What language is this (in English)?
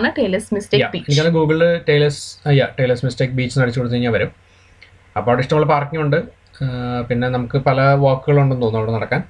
Malayalam